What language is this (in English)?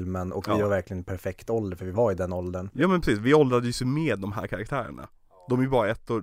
Swedish